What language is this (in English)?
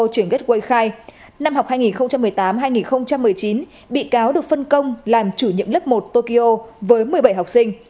Vietnamese